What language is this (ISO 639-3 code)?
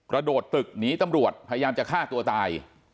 tha